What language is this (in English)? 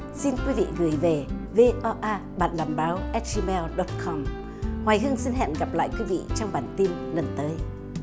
Vietnamese